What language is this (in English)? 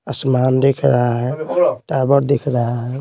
Hindi